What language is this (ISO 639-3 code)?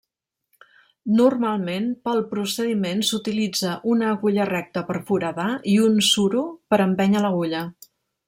cat